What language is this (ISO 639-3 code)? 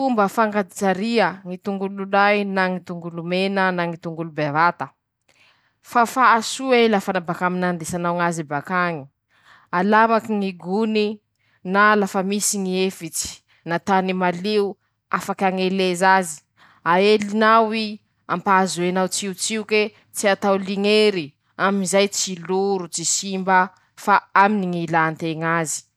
msh